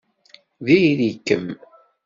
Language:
Kabyle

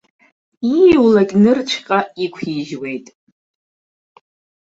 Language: Abkhazian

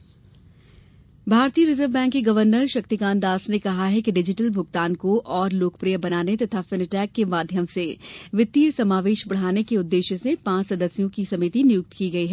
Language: Hindi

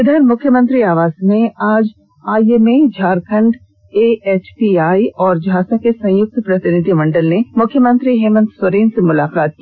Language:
Hindi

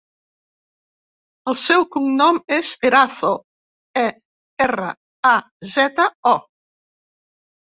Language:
Catalan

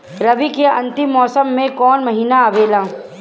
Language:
Bhojpuri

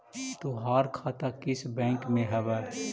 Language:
Magahi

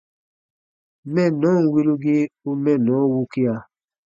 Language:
Baatonum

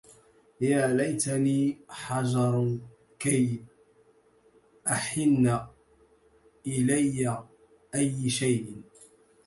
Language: Arabic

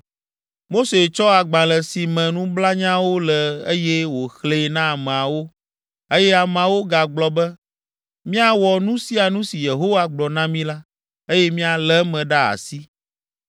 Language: Ewe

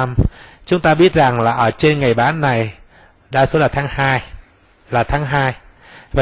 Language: Vietnamese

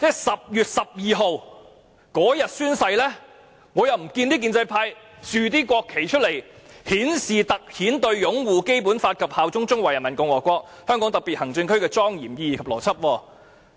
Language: Cantonese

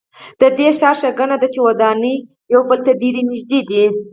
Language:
Pashto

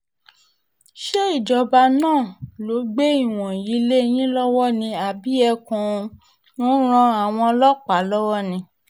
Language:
Yoruba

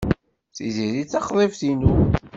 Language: Kabyle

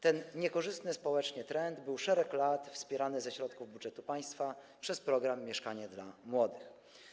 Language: Polish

